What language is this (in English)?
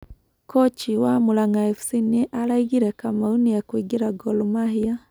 Kikuyu